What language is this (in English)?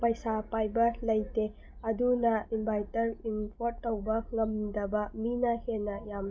Manipuri